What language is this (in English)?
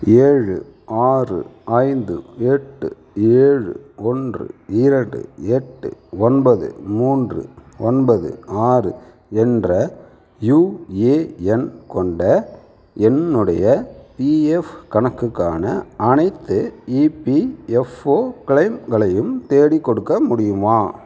Tamil